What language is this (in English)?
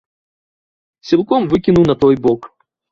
Belarusian